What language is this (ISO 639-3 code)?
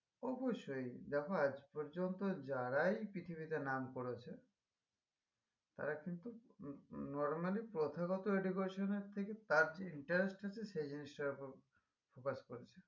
ben